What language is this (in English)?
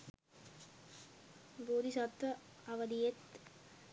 Sinhala